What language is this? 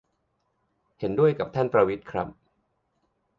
Thai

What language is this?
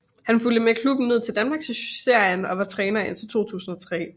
Danish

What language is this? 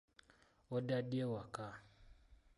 Ganda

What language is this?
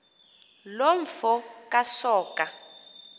Xhosa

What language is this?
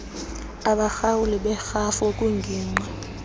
Xhosa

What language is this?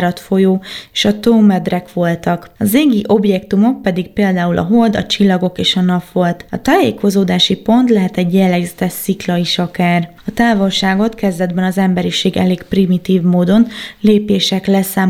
Hungarian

